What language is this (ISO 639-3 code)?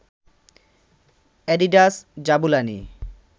ben